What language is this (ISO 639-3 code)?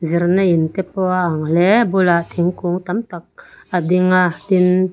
lus